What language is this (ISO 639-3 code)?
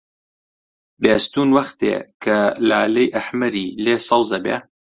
ckb